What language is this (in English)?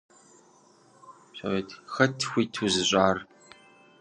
Kabardian